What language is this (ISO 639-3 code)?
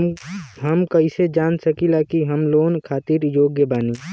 bho